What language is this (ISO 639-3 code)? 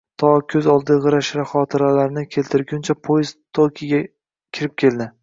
uzb